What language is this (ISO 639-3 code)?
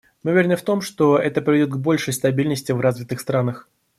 rus